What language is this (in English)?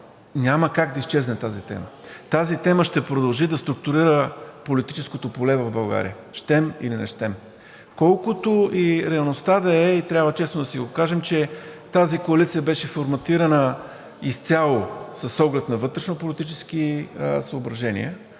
Bulgarian